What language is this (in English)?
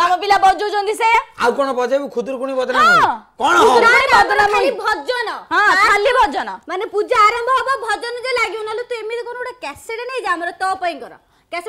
Hindi